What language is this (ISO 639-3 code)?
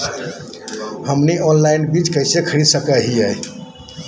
mag